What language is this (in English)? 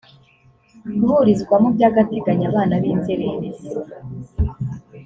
Kinyarwanda